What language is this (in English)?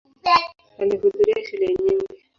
Swahili